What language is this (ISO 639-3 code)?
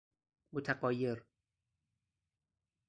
fas